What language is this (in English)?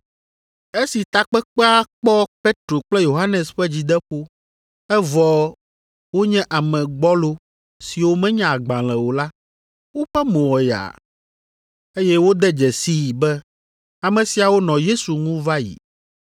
Ewe